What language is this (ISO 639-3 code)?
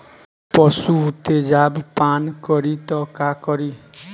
bho